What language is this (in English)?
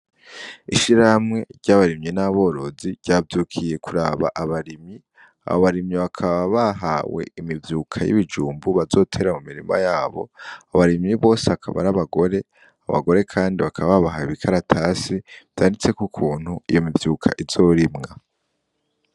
Rundi